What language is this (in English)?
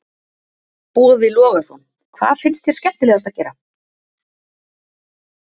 Icelandic